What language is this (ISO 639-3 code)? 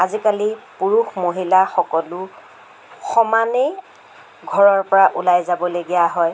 asm